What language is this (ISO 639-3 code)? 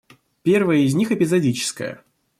rus